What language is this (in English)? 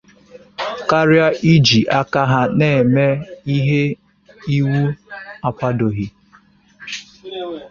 Igbo